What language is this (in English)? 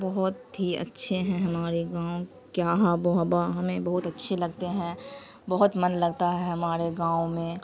Urdu